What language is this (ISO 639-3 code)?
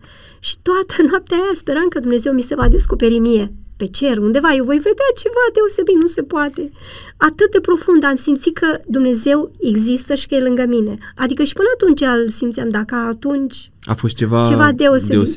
ron